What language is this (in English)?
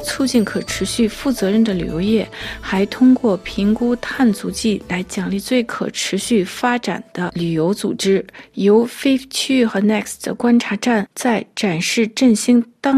Chinese